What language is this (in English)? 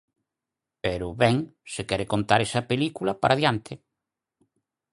Galician